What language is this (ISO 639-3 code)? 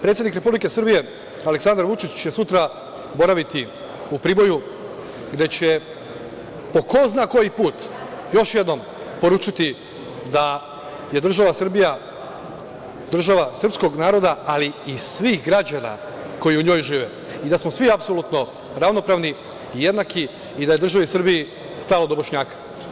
srp